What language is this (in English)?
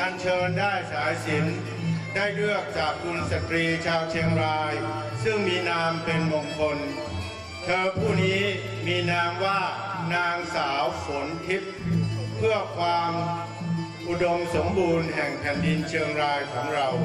Thai